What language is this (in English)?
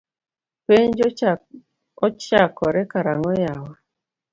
Luo (Kenya and Tanzania)